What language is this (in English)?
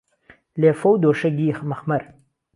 Central Kurdish